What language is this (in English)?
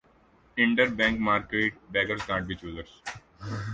Urdu